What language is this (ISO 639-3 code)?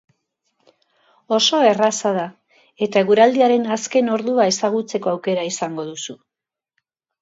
eus